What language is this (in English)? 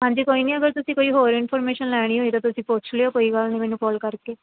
Punjabi